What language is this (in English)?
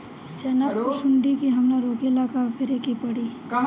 Bhojpuri